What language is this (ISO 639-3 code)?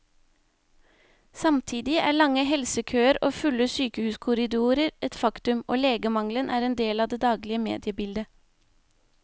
nor